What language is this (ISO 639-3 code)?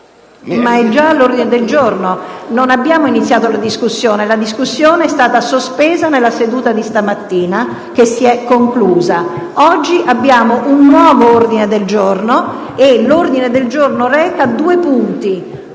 ita